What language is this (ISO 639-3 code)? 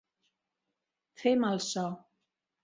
cat